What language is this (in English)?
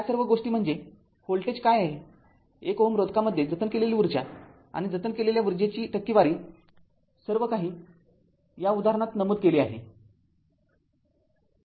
Marathi